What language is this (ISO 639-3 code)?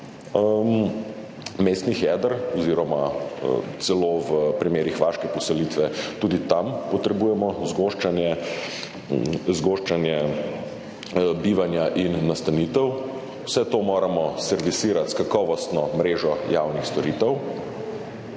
slv